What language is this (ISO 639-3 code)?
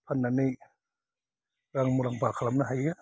brx